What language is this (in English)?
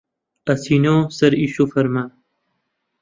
Central Kurdish